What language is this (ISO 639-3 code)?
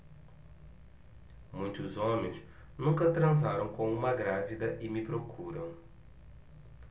por